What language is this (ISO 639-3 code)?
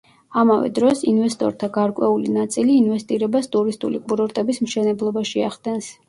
kat